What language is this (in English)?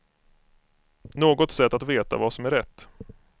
Swedish